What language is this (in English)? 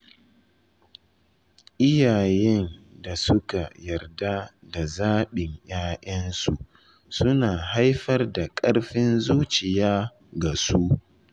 Hausa